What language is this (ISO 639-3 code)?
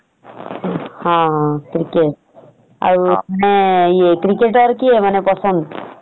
ori